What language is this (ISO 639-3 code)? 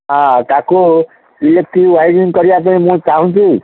ori